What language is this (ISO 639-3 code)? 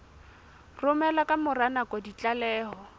sot